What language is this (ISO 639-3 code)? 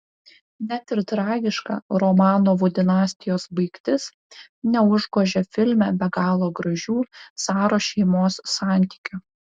lit